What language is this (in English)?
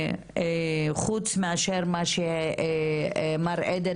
Hebrew